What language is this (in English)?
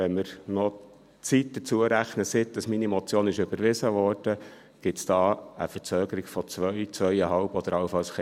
Swiss German